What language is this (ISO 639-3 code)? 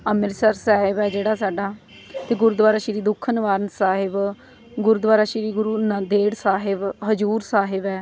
pan